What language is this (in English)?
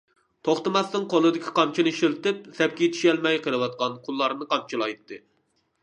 Uyghur